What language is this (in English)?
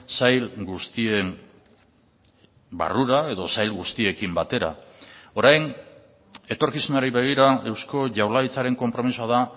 Basque